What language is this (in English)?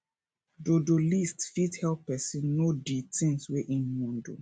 Nigerian Pidgin